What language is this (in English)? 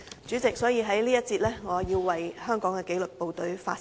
Cantonese